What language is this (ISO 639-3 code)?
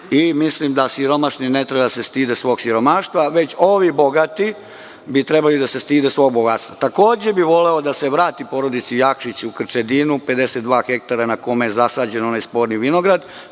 srp